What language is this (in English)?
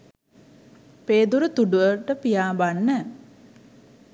Sinhala